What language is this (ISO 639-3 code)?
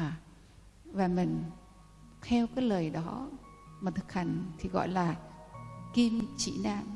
vie